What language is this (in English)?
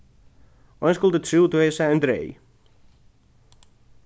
Faroese